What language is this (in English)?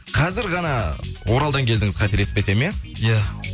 Kazakh